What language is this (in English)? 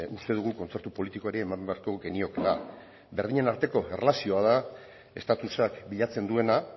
Basque